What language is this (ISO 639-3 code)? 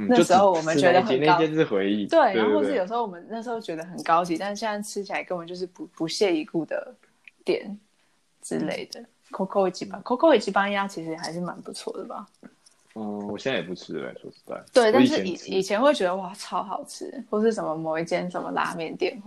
zho